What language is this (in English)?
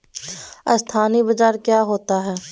Magahi